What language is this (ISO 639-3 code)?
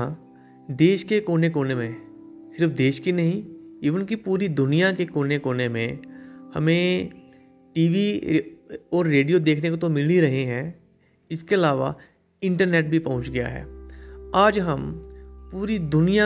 hin